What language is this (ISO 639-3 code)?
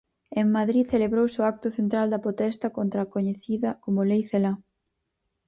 glg